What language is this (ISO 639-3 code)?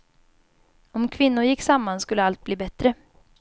swe